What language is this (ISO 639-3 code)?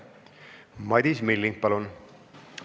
est